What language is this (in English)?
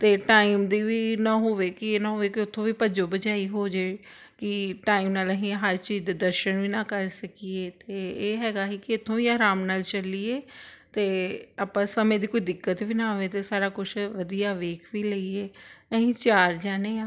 Punjabi